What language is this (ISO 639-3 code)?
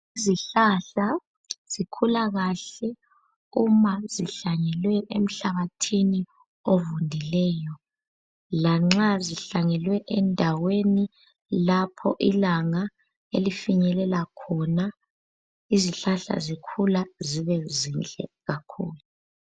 nde